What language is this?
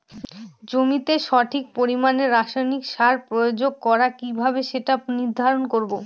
Bangla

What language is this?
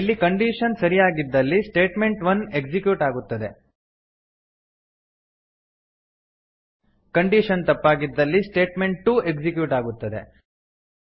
Kannada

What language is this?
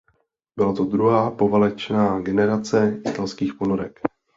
Czech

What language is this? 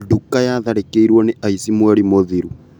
Kikuyu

